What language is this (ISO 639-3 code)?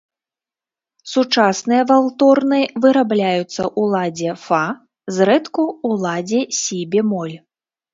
bel